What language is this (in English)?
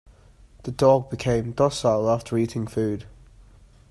English